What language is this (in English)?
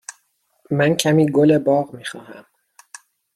Persian